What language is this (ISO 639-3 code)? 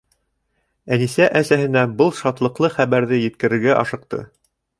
bak